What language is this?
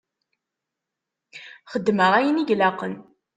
Kabyle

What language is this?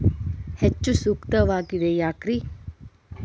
Kannada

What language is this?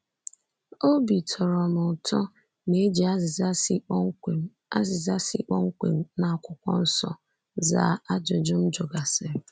Igbo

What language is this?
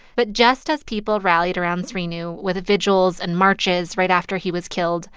English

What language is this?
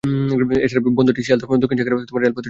Bangla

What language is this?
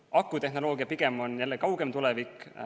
Estonian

